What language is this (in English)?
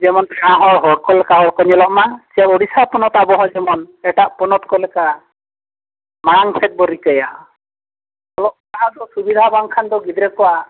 Santali